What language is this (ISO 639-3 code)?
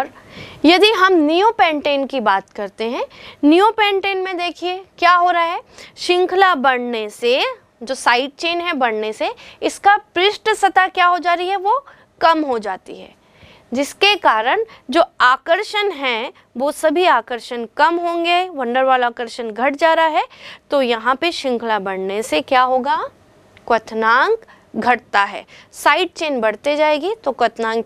hin